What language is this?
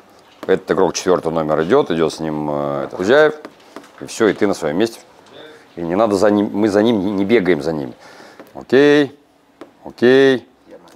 Russian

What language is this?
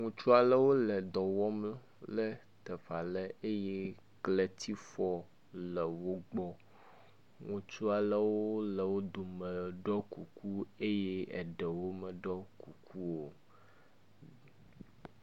Ewe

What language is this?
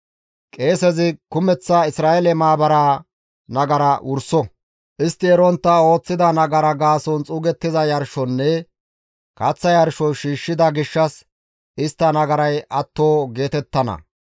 Gamo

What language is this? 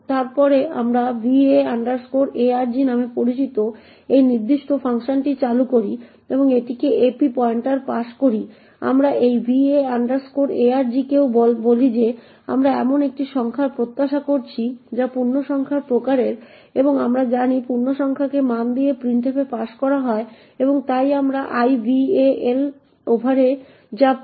Bangla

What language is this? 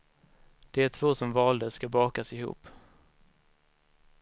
Swedish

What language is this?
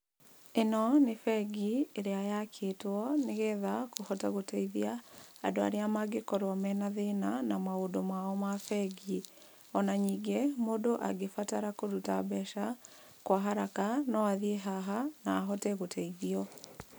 Kikuyu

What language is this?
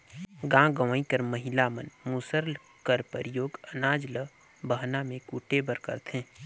Chhattisgarhi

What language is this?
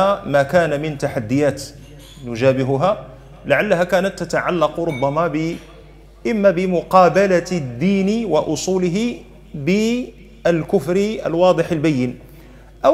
Arabic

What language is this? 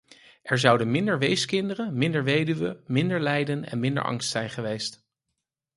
Dutch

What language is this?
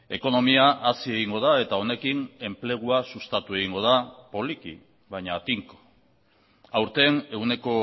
Basque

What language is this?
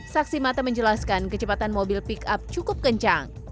Indonesian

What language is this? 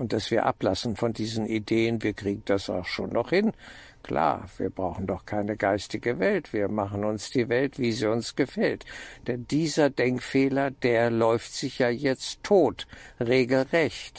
German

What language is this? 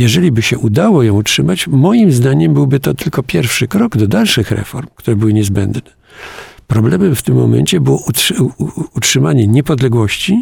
Polish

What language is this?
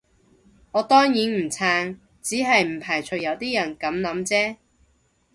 Cantonese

